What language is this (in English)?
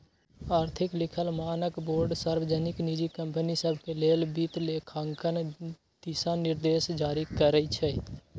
Magahi